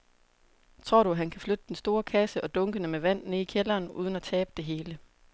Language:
Danish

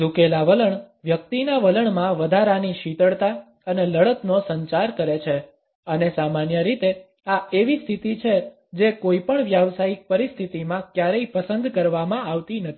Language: Gujarati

